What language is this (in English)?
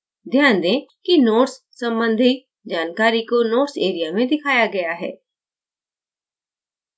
Hindi